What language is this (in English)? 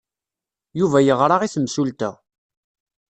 Kabyle